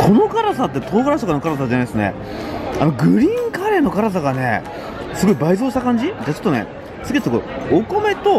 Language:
Japanese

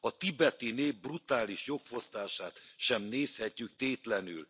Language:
Hungarian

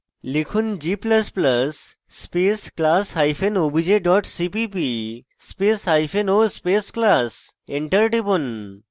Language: Bangla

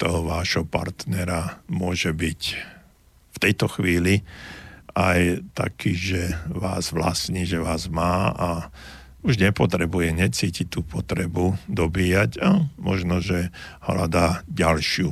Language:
Slovak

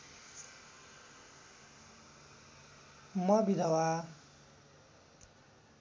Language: Nepali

